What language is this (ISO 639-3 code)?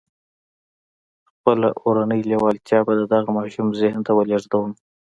pus